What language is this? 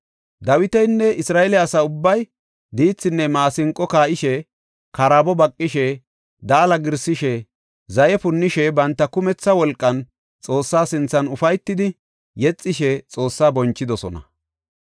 Gofa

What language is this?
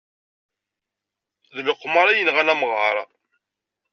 Kabyle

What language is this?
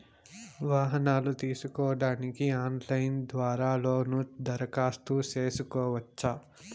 Telugu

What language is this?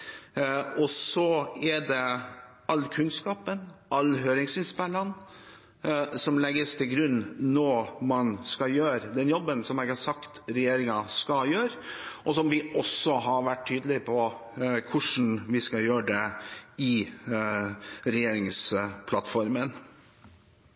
Norwegian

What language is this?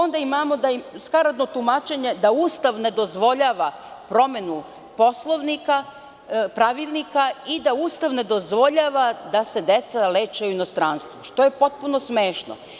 Serbian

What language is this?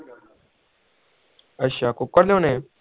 Punjabi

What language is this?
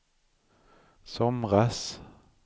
Swedish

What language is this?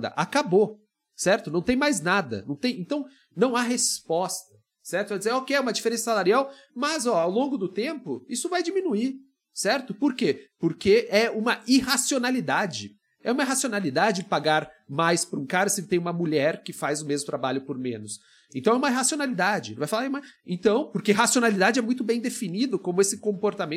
Portuguese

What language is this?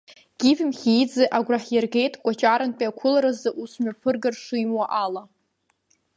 Abkhazian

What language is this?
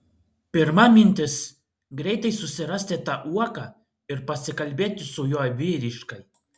Lithuanian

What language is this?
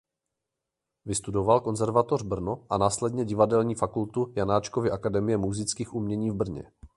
Czech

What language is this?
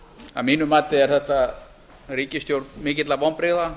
Icelandic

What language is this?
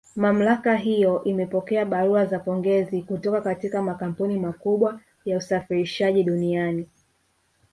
Swahili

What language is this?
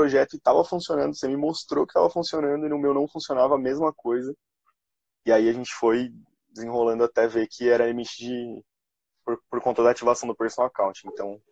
Portuguese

